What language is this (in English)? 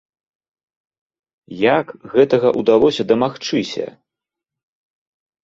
Belarusian